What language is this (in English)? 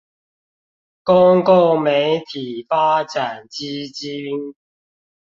Chinese